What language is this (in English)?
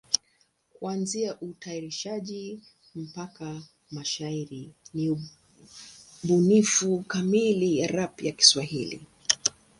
Swahili